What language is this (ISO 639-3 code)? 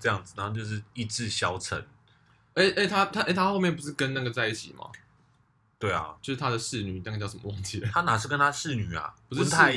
zho